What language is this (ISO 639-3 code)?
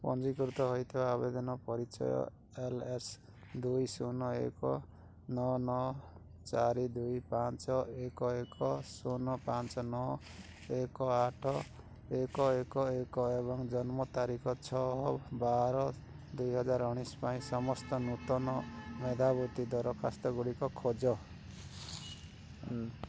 ori